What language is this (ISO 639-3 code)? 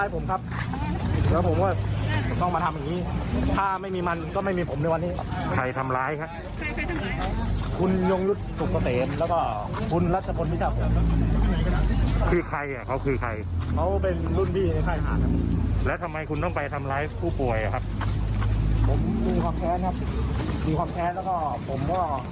tha